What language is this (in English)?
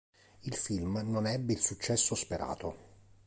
Italian